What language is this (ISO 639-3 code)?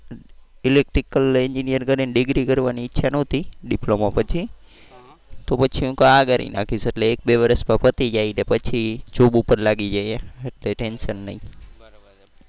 guj